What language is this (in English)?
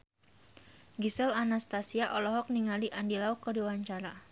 Sundanese